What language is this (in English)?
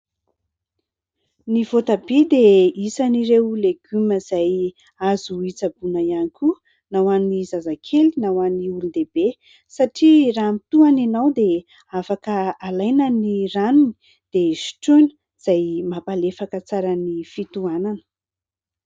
Malagasy